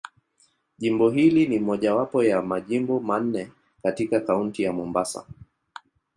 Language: Swahili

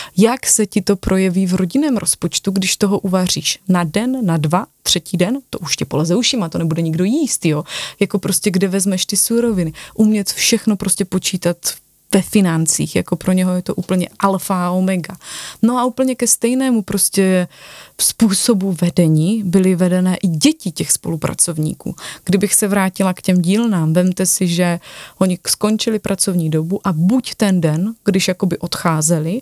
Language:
Czech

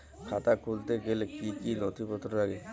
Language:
Bangla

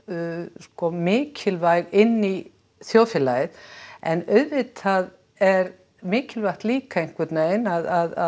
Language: Icelandic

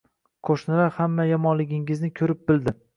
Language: Uzbek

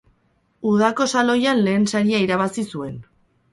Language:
Basque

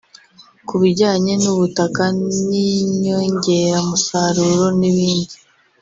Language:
Kinyarwanda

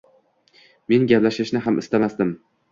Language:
Uzbek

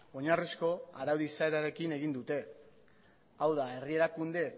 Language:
Basque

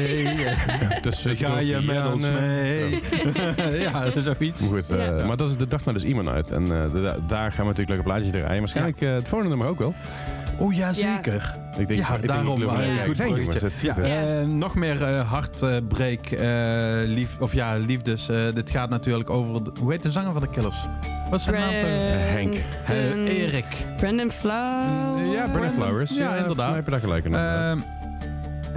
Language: Dutch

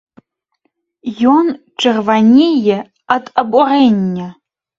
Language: Belarusian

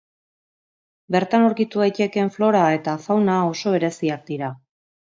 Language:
Basque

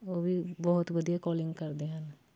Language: Punjabi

